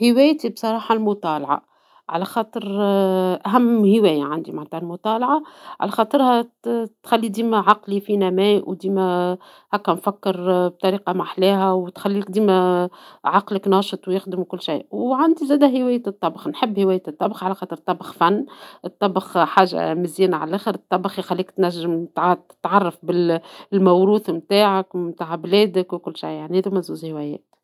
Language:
Tunisian Arabic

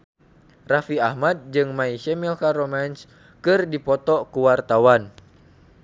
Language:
Sundanese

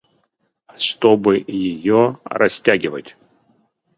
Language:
Russian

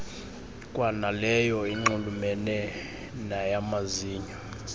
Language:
Xhosa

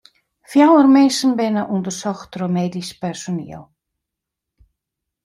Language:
Western Frisian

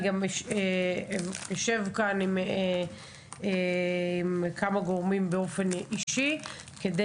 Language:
Hebrew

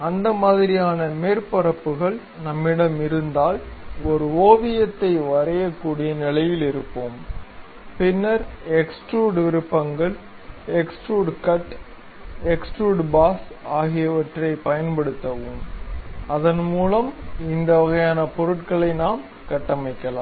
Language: Tamil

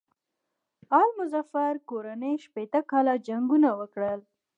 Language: Pashto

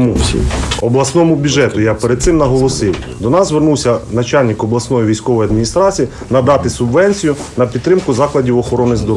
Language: Ukrainian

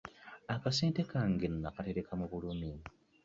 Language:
Ganda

